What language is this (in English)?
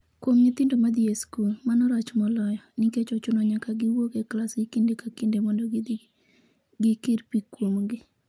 Luo (Kenya and Tanzania)